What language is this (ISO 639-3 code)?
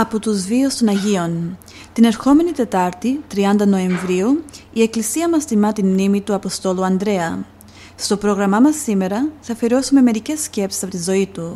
ell